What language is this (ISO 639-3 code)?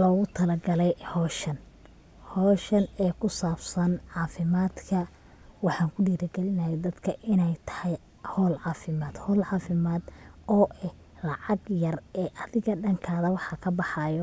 som